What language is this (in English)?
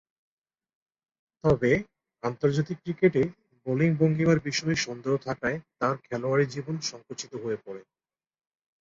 Bangla